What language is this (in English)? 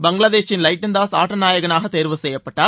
Tamil